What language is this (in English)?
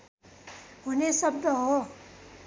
Nepali